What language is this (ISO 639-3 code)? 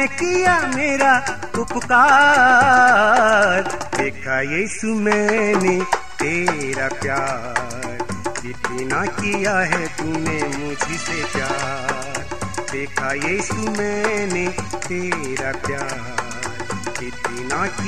hin